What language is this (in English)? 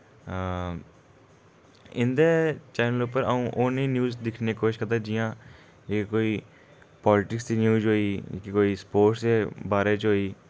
Dogri